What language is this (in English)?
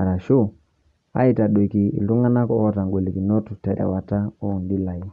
Masai